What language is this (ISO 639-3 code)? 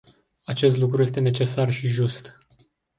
ron